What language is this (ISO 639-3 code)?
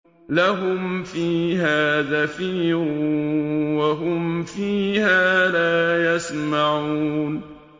ara